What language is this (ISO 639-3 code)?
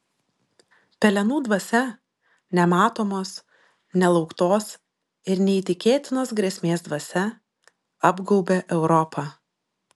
lit